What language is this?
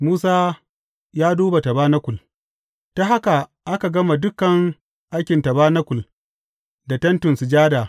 Hausa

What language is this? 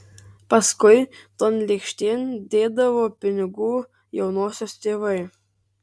Lithuanian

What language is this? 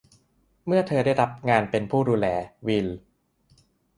Thai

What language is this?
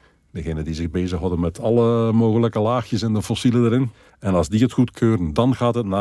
Dutch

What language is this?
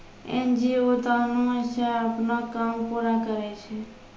Maithili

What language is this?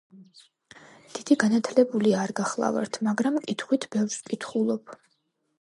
Georgian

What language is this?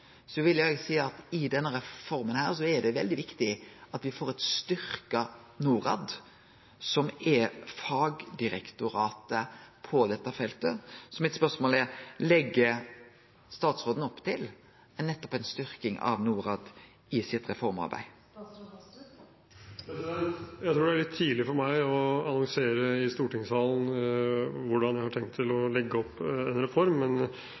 Norwegian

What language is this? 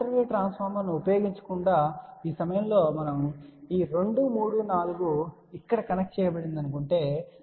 Telugu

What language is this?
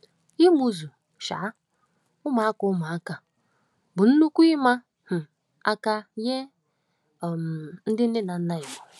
Igbo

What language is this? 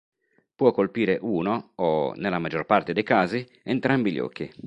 Italian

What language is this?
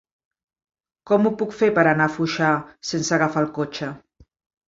Catalan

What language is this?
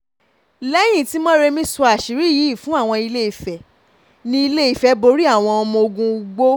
Yoruba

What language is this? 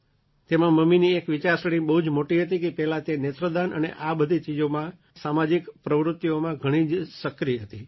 Gujarati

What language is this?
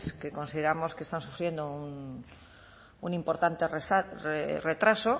Spanish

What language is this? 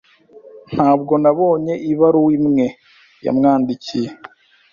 Kinyarwanda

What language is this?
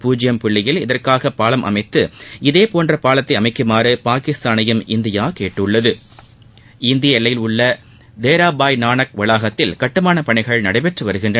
Tamil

